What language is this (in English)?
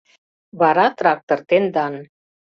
Mari